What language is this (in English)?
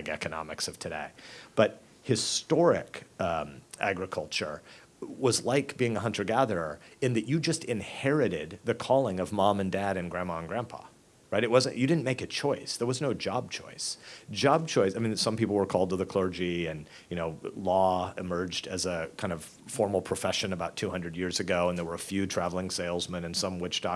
English